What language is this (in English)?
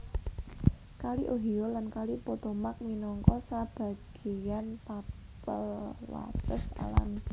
Javanese